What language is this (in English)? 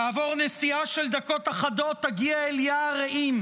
Hebrew